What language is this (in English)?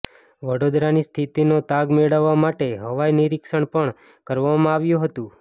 Gujarati